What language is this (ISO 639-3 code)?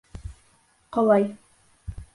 bak